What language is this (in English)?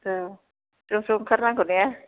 Bodo